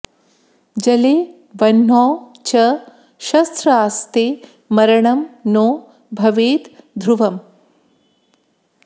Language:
Sanskrit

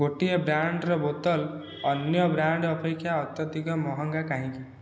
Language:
Odia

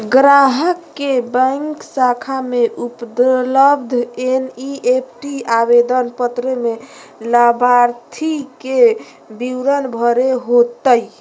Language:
Magahi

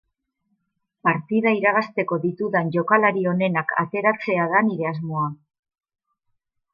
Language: Basque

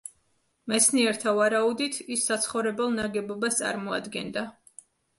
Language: Georgian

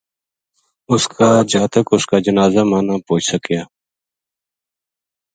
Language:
Gujari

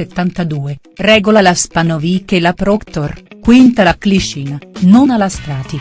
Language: Italian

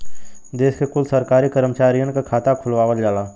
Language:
Bhojpuri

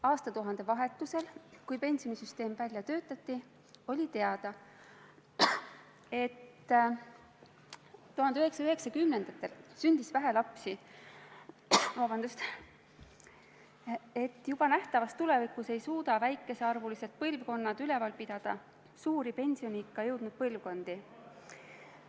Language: Estonian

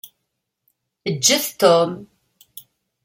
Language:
Kabyle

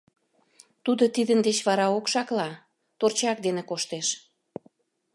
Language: Mari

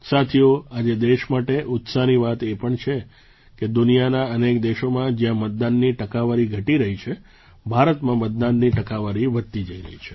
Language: Gujarati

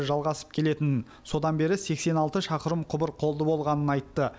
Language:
Kazakh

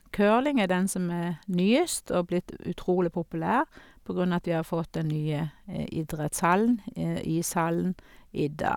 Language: Norwegian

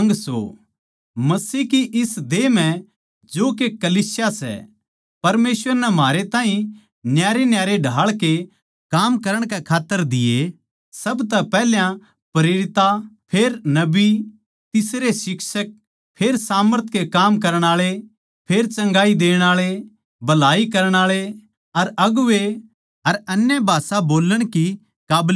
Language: Haryanvi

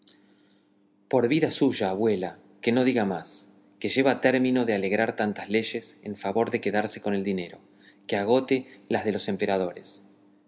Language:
Spanish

